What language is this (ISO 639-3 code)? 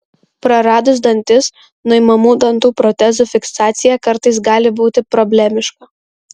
lit